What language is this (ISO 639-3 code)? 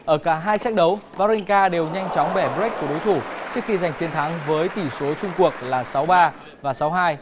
vie